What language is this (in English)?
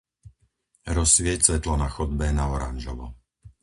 Slovak